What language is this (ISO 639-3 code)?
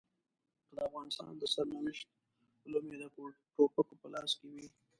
pus